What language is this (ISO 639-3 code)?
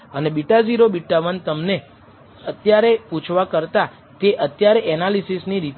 guj